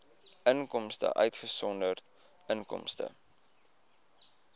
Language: Afrikaans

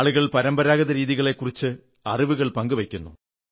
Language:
Malayalam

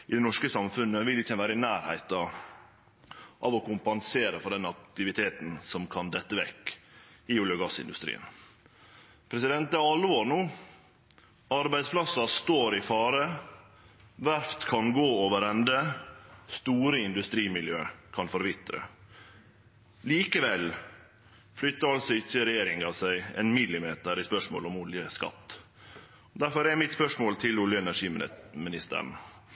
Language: Norwegian Nynorsk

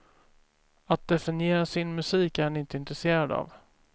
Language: Swedish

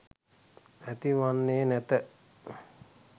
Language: Sinhala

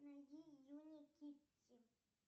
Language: Russian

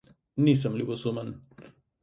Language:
Slovenian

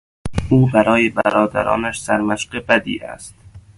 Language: Persian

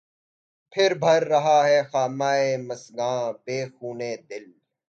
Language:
Urdu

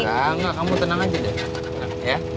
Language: Indonesian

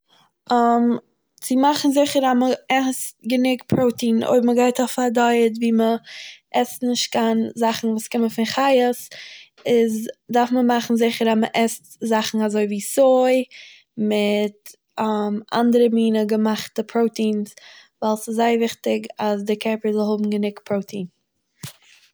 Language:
Yiddish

